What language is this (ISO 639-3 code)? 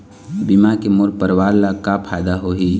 hne